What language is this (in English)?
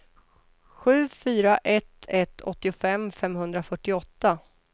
Swedish